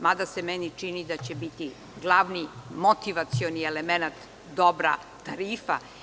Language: Serbian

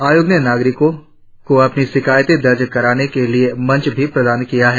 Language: Hindi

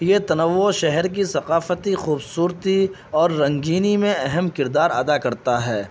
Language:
Urdu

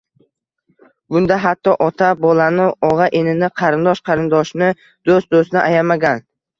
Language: Uzbek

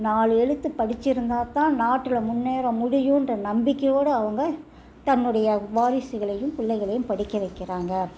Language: Tamil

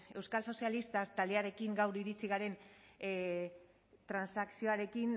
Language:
Basque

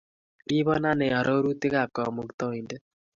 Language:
Kalenjin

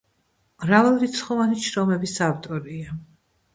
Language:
Georgian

